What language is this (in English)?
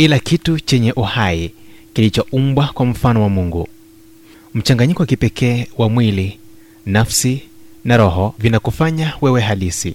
Swahili